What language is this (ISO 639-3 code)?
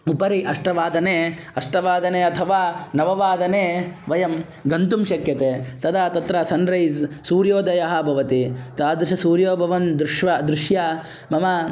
san